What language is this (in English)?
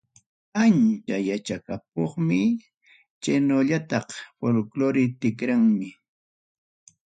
Ayacucho Quechua